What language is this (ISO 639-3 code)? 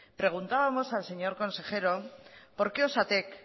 spa